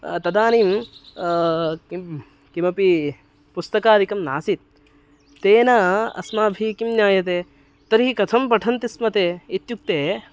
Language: Sanskrit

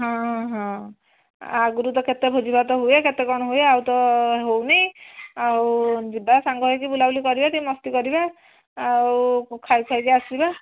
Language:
Odia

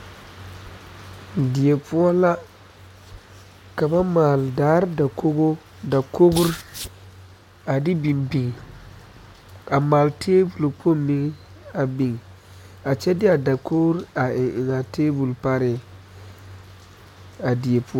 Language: Southern Dagaare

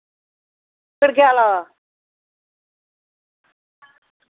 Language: Dogri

